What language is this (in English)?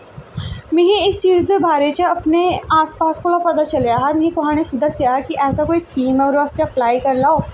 Dogri